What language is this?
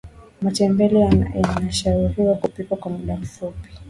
Swahili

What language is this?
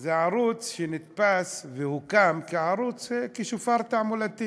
Hebrew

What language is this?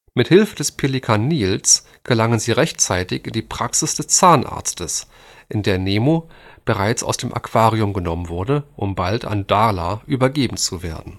German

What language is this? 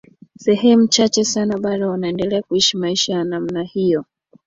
Swahili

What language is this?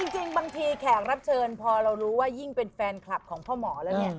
Thai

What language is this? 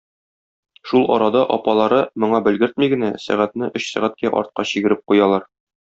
Tatar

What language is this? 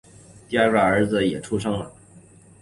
Chinese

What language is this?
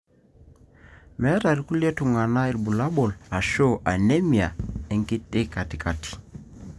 Masai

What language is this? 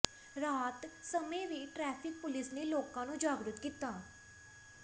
Punjabi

